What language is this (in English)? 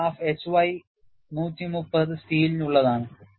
Malayalam